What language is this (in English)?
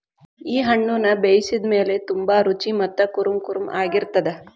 Kannada